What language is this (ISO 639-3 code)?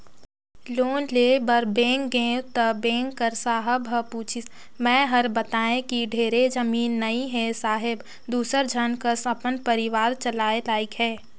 hne